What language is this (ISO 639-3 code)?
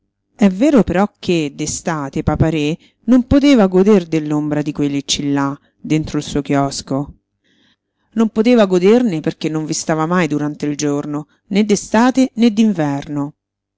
ita